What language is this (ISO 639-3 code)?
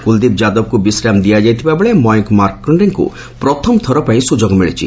ori